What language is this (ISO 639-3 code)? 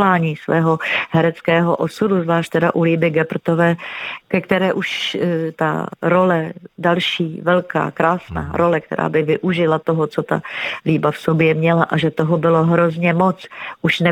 ces